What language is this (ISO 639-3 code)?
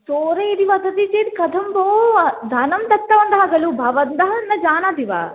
san